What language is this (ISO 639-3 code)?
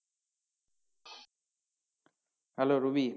ben